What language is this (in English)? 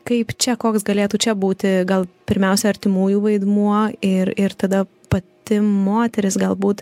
Lithuanian